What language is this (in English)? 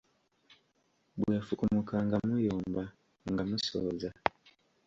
Ganda